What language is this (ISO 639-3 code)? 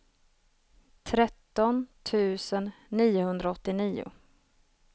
swe